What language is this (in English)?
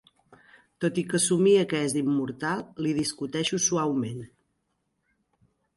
Catalan